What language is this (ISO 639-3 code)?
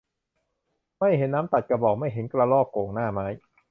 tha